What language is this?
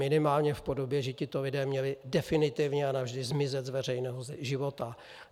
Czech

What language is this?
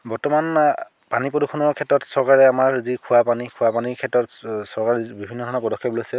Assamese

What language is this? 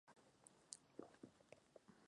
Spanish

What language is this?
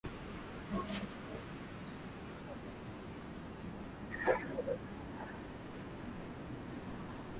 Swahili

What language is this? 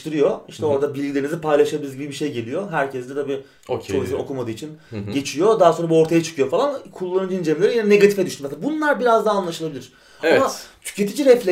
Turkish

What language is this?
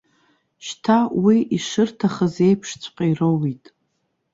Abkhazian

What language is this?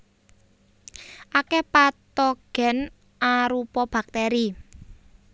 Javanese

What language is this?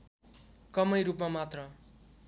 Nepali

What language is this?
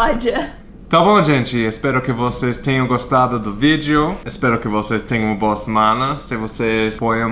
Portuguese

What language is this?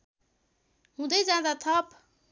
Nepali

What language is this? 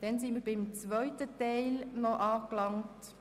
Swiss German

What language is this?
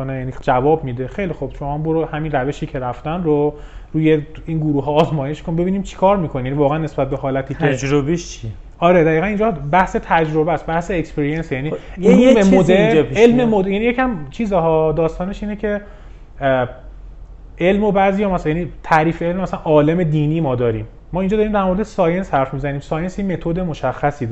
Persian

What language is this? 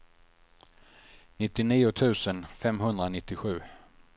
Swedish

